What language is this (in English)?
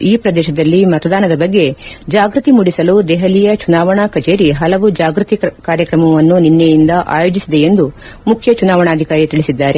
Kannada